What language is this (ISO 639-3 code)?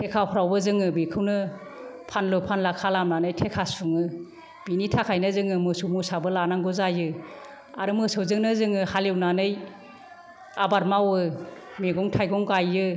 brx